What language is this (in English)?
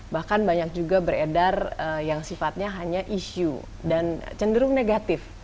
Indonesian